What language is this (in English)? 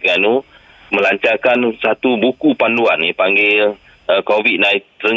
Malay